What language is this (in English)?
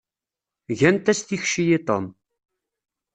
Kabyle